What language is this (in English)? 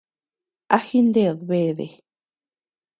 Tepeuxila Cuicatec